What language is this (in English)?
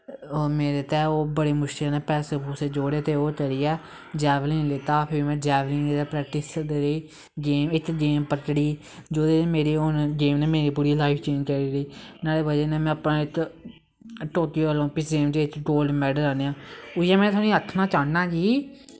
Dogri